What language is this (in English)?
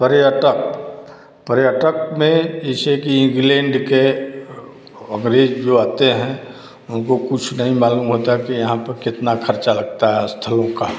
Hindi